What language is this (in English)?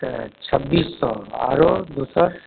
Maithili